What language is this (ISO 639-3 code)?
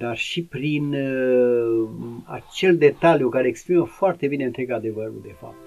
ron